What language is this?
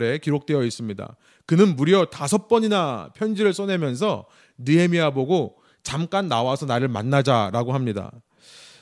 Korean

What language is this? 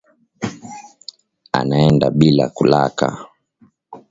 Swahili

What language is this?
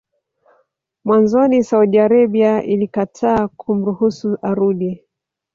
Swahili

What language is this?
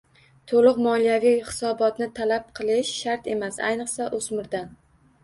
Uzbek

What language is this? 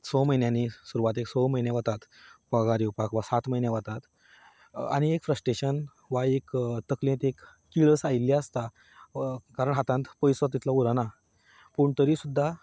Konkani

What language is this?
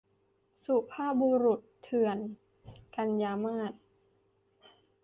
Thai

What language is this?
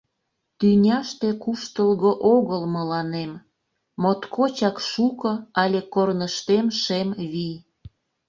Mari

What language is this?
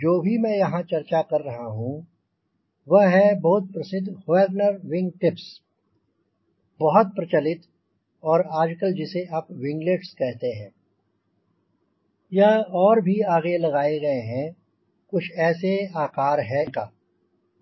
Hindi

